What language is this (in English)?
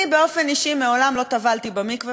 Hebrew